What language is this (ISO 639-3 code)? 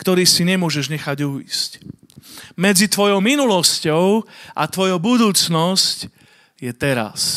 slk